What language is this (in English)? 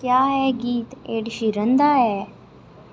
Dogri